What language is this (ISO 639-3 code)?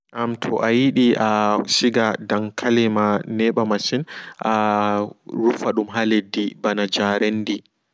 ful